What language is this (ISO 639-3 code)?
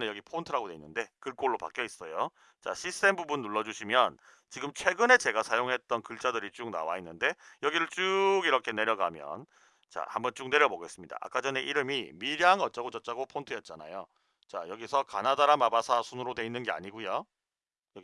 kor